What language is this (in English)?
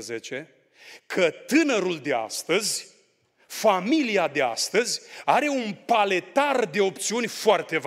Romanian